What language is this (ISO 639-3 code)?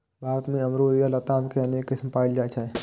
mai